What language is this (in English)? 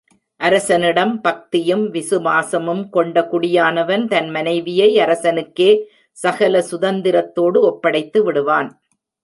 Tamil